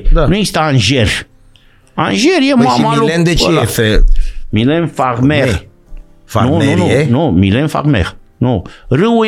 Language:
Romanian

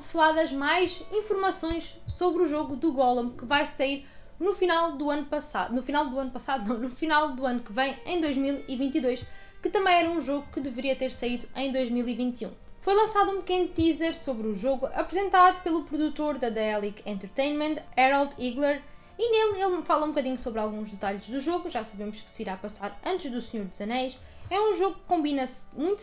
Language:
Portuguese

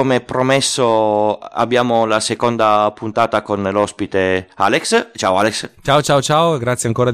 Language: Italian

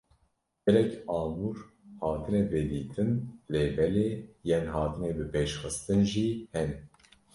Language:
Kurdish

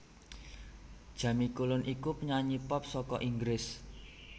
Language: Javanese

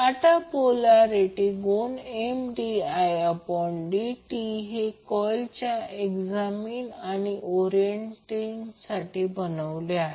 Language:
Marathi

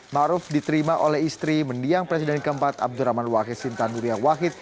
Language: Indonesian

